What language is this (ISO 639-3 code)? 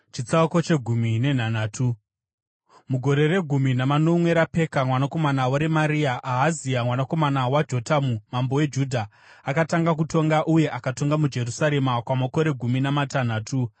sna